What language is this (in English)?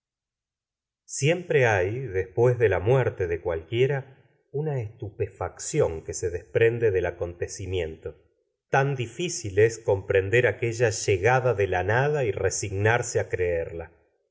Spanish